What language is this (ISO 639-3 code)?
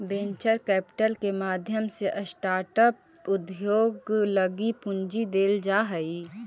mag